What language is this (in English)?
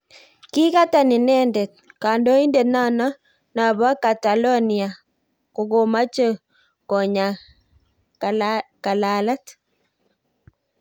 Kalenjin